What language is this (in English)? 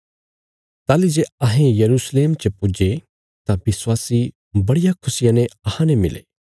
Bilaspuri